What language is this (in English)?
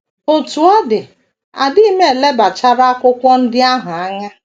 Igbo